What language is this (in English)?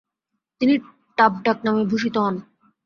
Bangla